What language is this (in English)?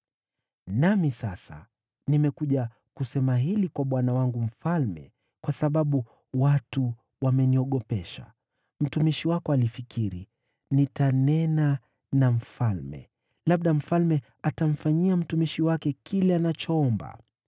Swahili